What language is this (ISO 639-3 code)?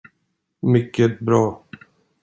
swe